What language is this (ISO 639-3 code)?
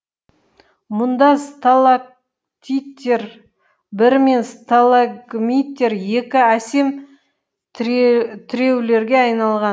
kaz